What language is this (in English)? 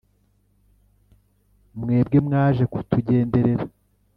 Kinyarwanda